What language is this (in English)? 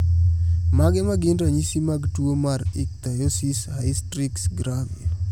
Luo (Kenya and Tanzania)